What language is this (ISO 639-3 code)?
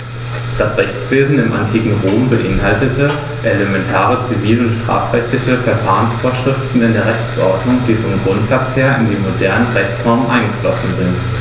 deu